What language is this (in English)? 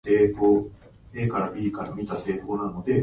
Japanese